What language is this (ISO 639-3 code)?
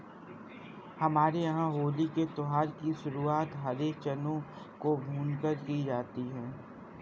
hin